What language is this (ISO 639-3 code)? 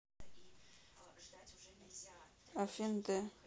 rus